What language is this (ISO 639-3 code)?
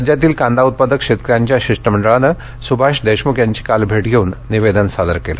mar